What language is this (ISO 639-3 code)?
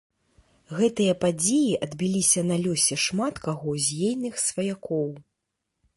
bel